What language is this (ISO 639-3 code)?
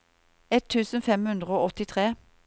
nor